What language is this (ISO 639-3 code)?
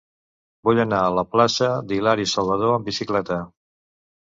cat